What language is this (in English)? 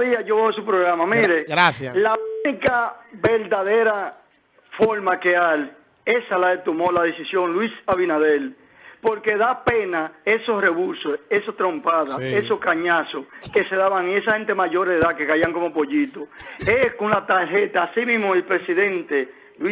Spanish